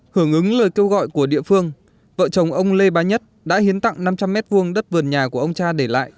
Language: Vietnamese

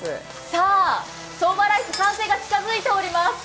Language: Japanese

